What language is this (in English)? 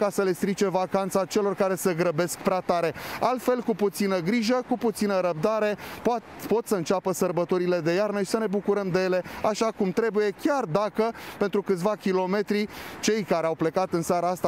Romanian